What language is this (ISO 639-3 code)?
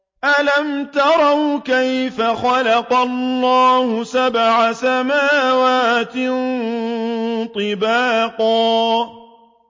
ara